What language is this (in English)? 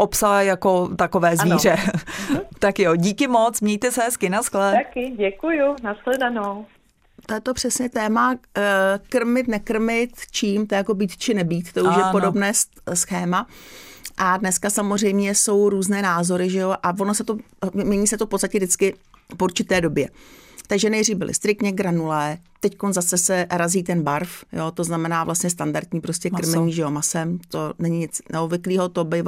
Czech